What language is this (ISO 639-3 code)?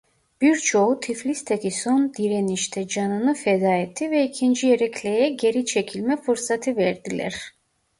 tur